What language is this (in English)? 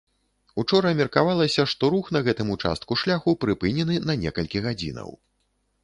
Belarusian